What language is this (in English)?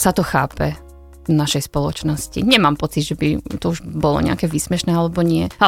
Slovak